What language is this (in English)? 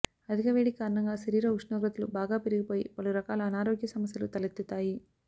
Telugu